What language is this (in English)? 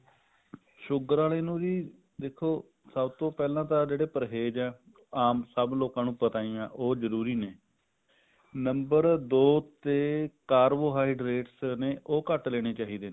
Punjabi